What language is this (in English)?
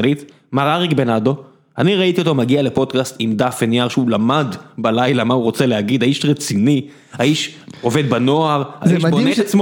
Hebrew